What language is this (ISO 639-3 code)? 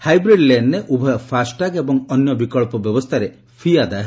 ori